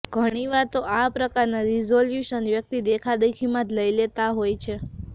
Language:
Gujarati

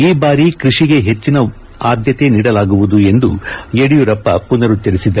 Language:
Kannada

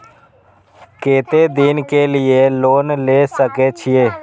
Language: Maithili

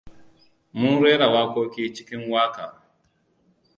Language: Hausa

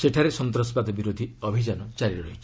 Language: Odia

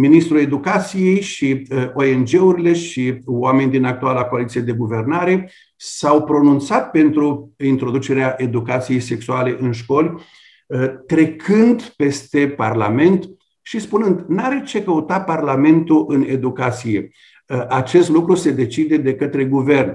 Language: Romanian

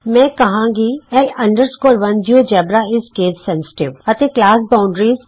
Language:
Punjabi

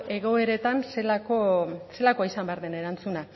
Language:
Basque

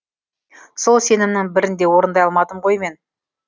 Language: Kazakh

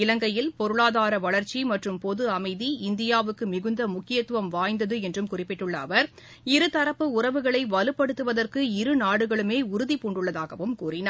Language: Tamil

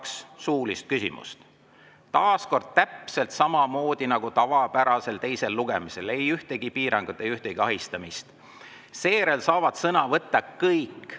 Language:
Estonian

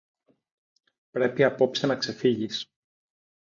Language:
Greek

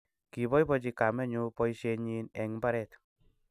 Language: Kalenjin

